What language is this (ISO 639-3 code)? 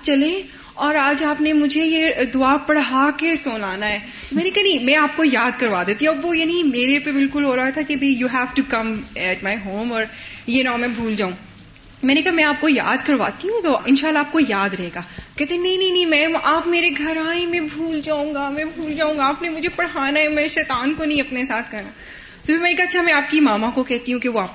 urd